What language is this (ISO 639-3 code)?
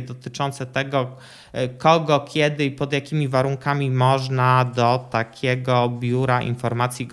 pol